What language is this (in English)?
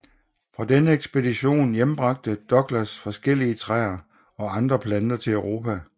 Danish